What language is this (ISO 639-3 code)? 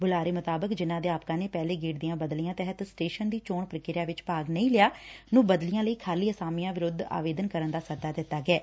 pan